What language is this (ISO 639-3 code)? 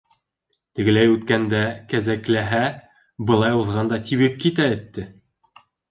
bak